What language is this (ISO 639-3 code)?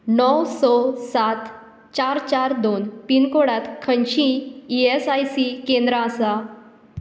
kok